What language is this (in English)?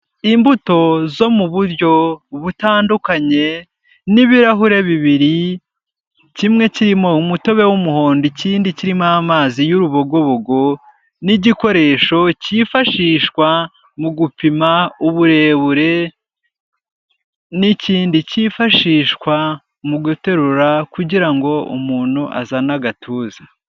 Kinyarwanda